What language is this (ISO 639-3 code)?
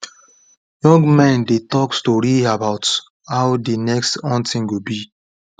pcm